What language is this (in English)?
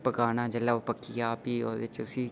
Dogri